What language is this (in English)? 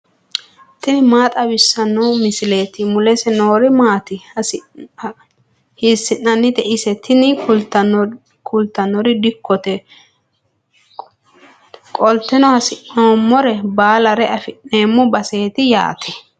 Sidamo